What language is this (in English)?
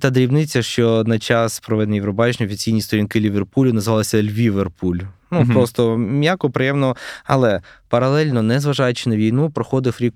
Ukrainian